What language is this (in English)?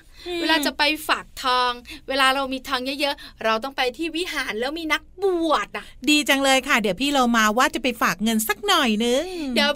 Thai